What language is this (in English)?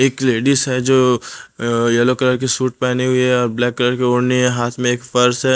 Hindi